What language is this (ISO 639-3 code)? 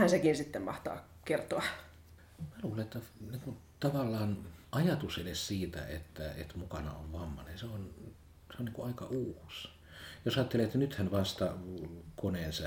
fin